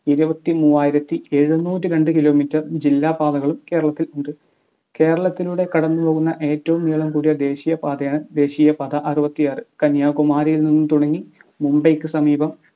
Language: Malayalam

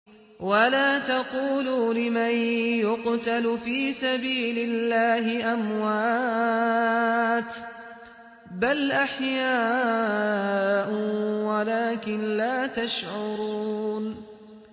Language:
Arabic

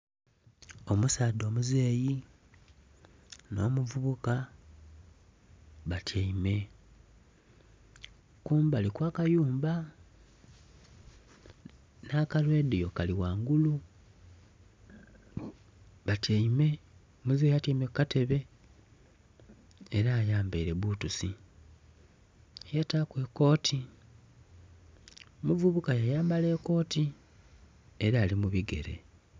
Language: Soga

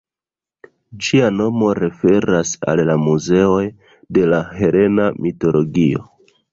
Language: Esperanto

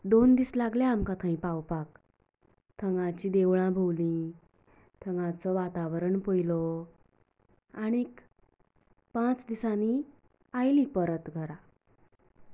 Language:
Konkani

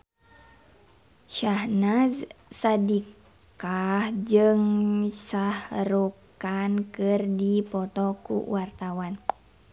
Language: Sundanese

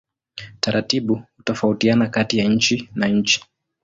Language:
Swahili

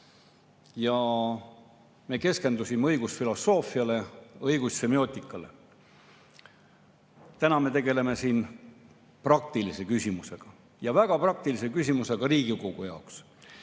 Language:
Estonian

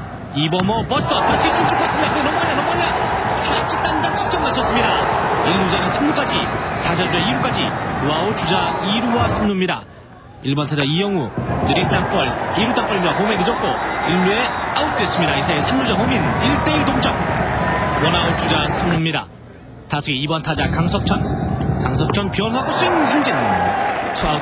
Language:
Korean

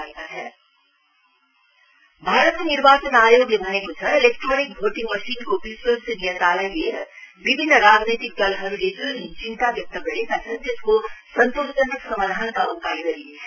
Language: Nepali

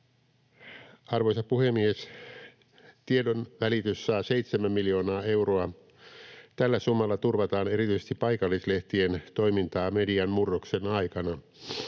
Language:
Finnish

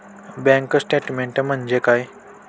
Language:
Marathi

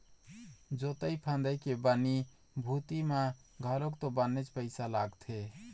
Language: Chhattisgarhi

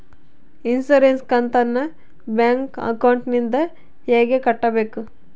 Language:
Kannada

